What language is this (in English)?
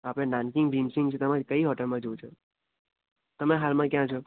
Gujarati